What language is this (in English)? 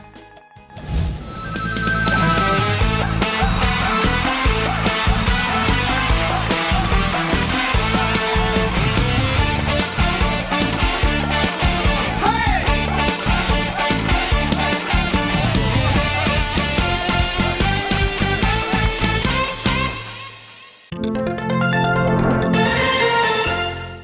Thai